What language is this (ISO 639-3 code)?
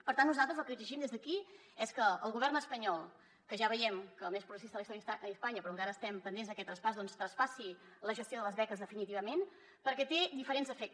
cat